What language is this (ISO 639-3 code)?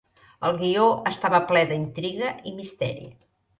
cat